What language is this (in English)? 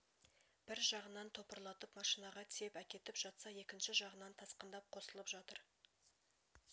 Kazakh